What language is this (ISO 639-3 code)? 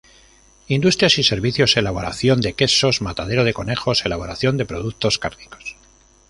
spa